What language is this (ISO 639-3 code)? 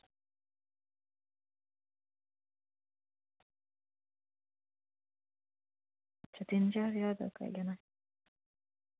doi